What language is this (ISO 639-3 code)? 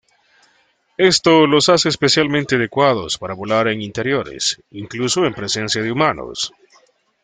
spa